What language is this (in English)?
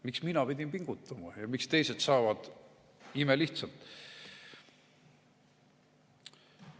Estonian